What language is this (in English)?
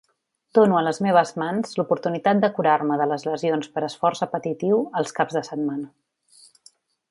Catalan